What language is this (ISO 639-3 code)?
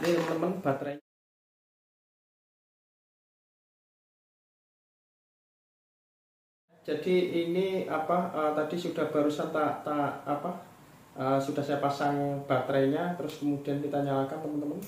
ind